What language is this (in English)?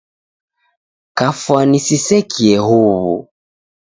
Taita